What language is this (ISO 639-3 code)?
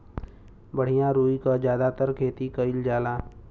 bho